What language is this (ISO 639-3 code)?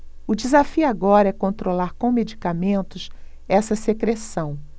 por